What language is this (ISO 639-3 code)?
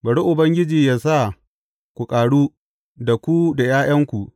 hau